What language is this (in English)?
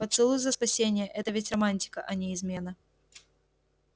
Russian